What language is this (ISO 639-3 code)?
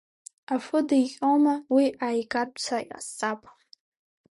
abk